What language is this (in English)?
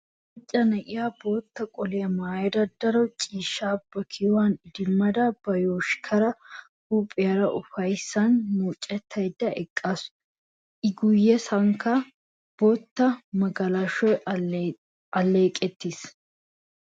Wolaytta